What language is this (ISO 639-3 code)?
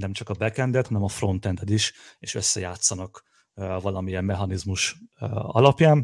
hun